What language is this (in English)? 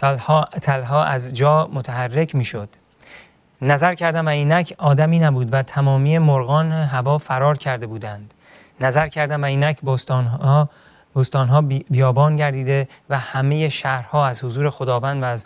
Persian